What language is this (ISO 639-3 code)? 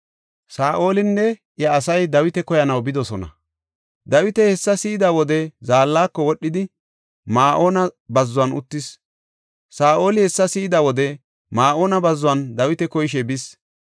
gof